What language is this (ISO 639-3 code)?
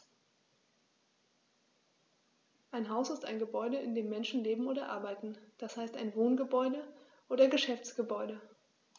deu